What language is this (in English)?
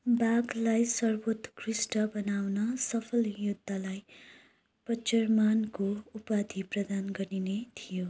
Nepali